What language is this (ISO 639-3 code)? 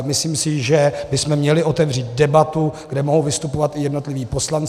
ces